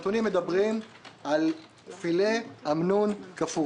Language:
Hebrew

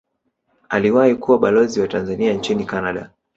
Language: Swahili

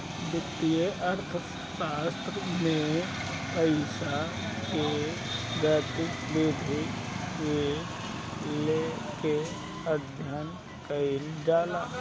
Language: Bhojpuri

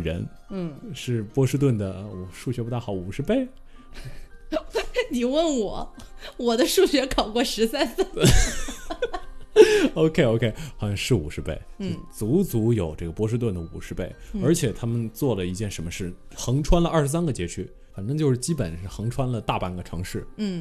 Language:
Chinese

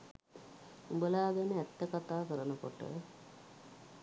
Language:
Sinhala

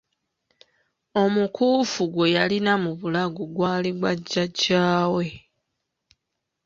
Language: Ganda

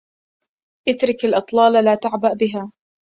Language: Arabic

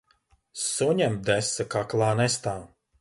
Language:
Latvian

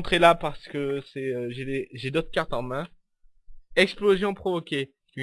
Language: French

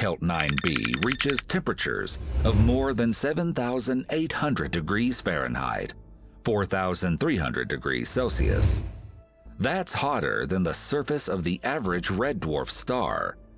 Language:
English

